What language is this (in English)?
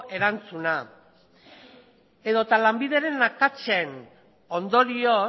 Basque